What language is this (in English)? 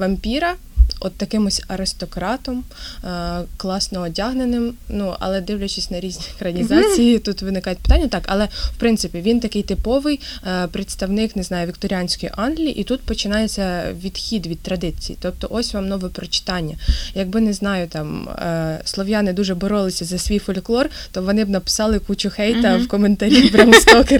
Ukrainian